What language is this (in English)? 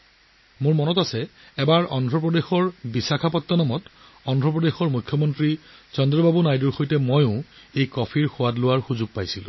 Assamese